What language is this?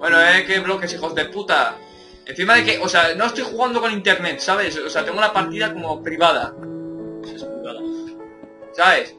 Spanish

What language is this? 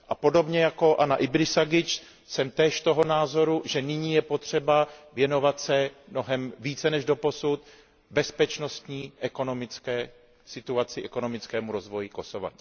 Czech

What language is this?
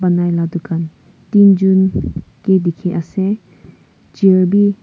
Naga Pidgin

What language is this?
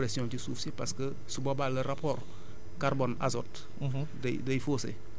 Wolof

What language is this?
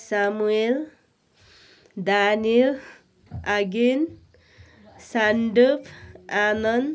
Nepali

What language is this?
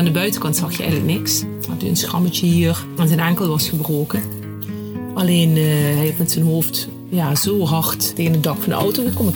Dutch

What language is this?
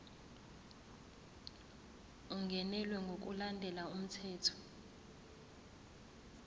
Zulu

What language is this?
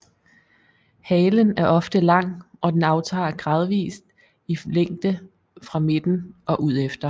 Danish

